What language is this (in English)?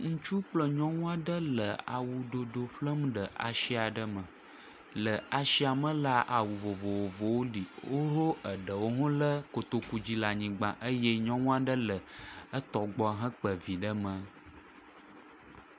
Ewe